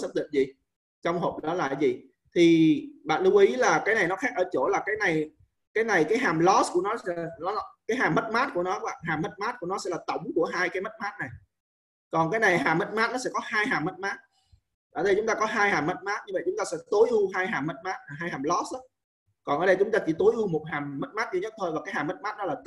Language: Vietnamese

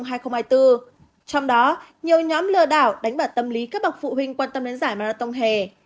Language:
Vietnamese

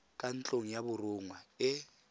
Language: Tswana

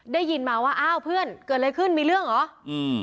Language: Thai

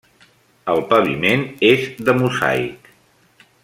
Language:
Catalan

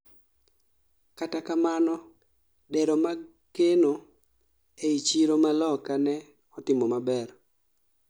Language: Luo (Kenya and Tanzania)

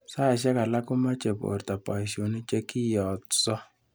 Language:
Kalenjin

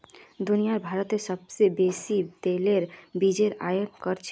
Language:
Magahi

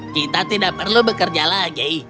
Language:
Indonesian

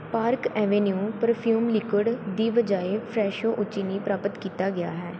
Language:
Punjabi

